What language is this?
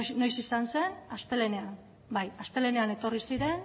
Basque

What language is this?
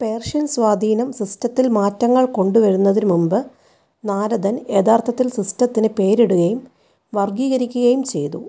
Malayalam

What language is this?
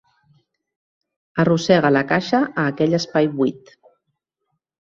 Catalan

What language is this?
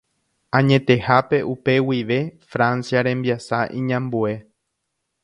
Guarani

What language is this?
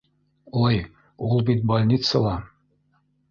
Bashkir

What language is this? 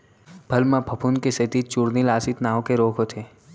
Chhattisgarhi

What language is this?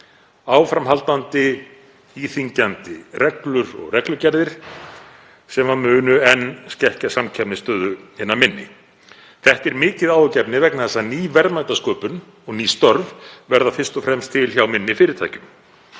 Icelandic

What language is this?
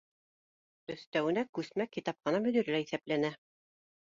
Bashkir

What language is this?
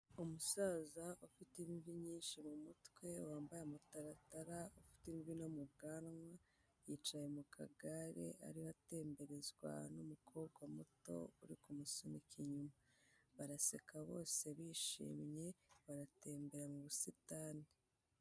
Kinyarwanda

